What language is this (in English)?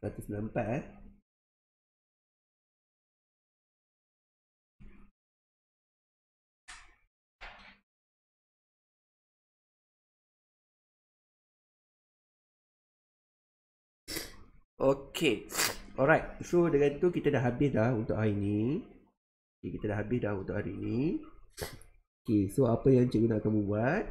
Malay